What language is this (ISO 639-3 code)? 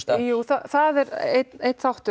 isl